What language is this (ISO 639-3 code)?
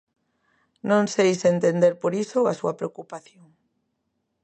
glg